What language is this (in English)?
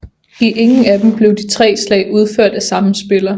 Danish